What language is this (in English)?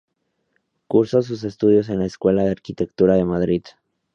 Spanish